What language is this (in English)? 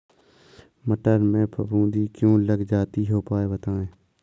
Hindi